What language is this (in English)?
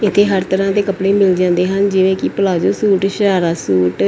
Punjabi